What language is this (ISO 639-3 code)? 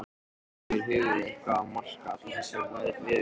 isl